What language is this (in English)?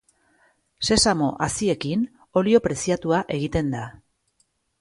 Basque